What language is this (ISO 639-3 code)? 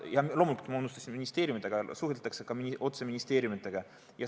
est